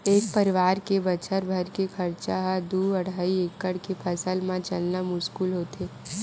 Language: Chhattisgarhi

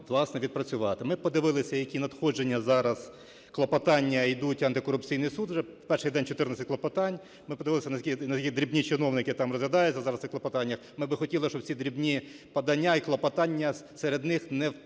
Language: Ukrainian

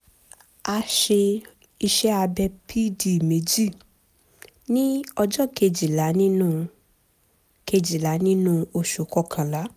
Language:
Yoruba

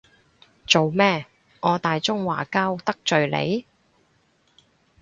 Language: Cantonese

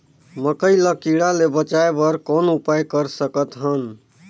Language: Chhattisgarhi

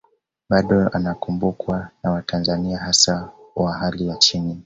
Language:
Swahili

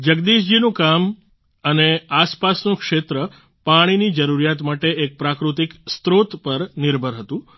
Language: Gujarati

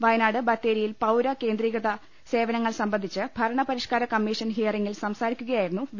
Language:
Malayalam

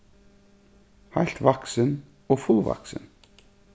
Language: Faroese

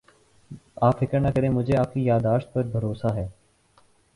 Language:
Urdu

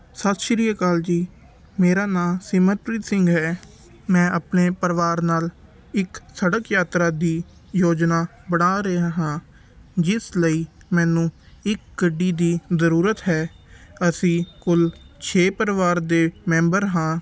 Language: Punjabi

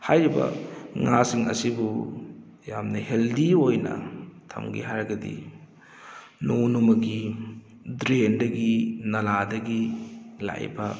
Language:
Manipuri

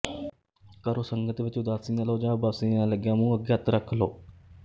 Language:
Punjabi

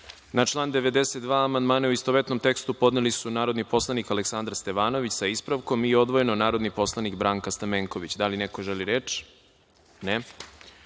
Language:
Serbian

